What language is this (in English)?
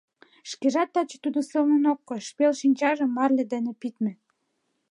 Mari